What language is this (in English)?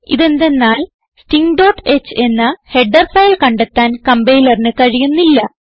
Malayalam